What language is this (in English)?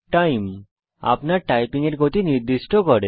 Bangla